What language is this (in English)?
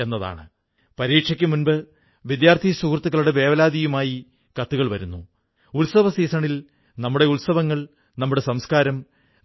Malayalam